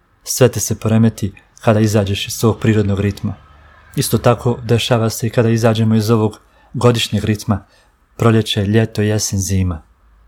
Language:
Croatian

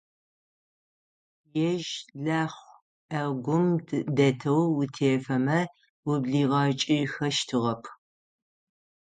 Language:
Adyghe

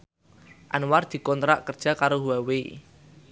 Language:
Javanese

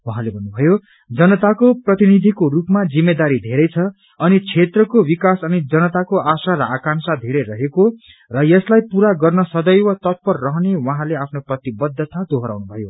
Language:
Nepali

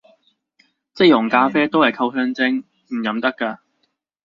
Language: Cantonese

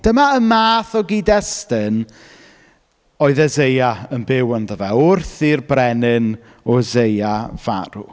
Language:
Welsh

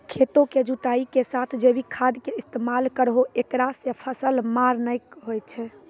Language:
Maithili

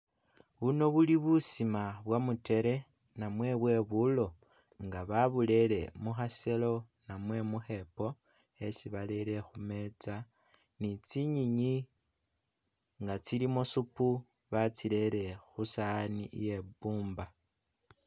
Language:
Masaaba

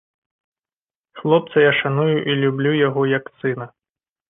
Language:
Belarusian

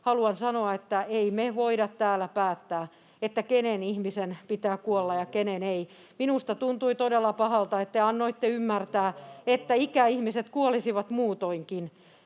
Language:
Finnish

